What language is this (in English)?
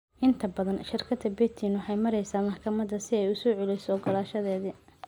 Somali